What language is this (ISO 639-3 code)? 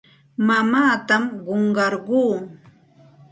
qxt